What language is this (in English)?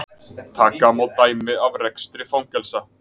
Icelandic